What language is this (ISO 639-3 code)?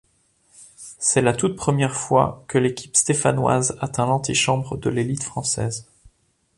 fra